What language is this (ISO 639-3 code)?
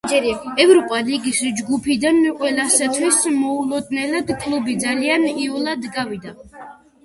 kat